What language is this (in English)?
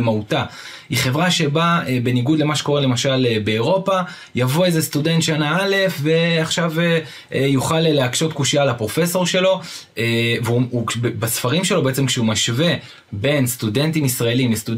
Hebrew